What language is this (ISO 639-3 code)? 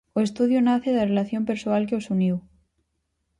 glg